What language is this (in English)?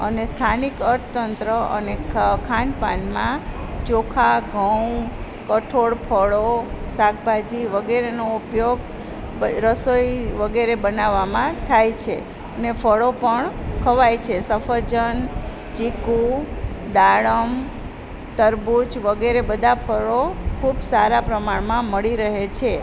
Gujarati